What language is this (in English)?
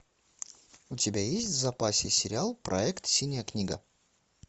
Russian